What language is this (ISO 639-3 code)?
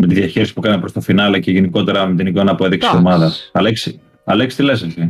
ell